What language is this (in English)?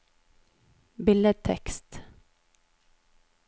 Norwegian